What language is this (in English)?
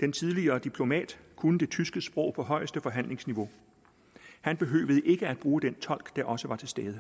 Danish